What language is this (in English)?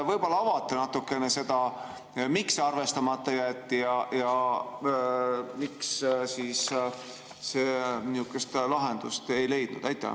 Estonian